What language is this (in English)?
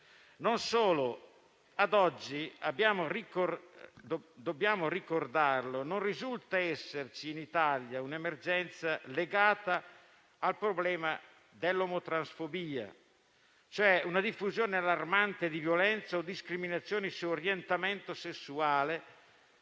Italian